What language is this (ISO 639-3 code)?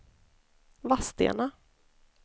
swe